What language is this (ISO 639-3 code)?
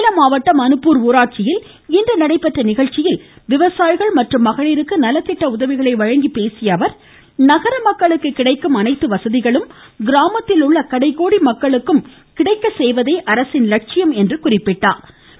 tam